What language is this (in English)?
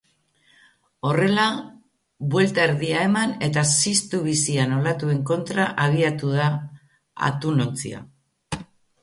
Basque